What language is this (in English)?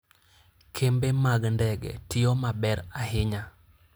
Luo (Kenya and Tanzania)